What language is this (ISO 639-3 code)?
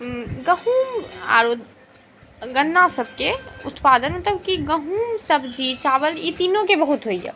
mai